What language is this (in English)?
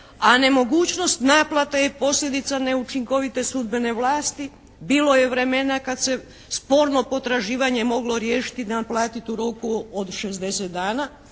Croatian